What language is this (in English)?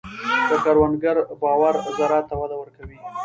Pashto